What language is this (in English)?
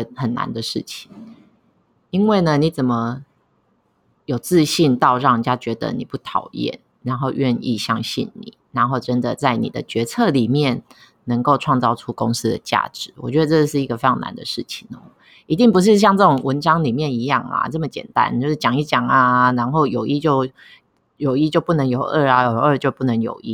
Chinese